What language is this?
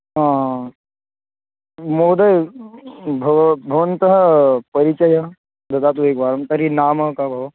Sanskrit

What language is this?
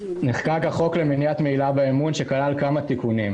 Hebrew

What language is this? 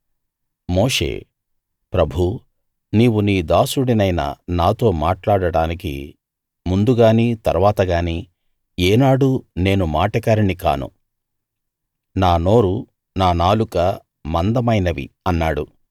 Telugu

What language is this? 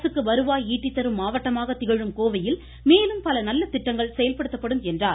Tamil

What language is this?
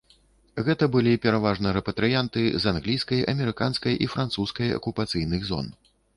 Belarusian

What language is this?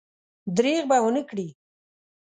Pashto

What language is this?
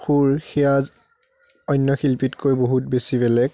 Assamese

